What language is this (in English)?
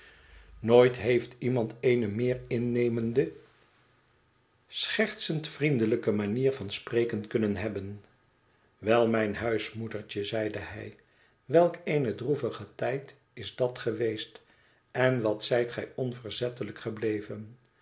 Dutch